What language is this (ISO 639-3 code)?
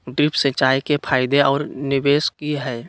mag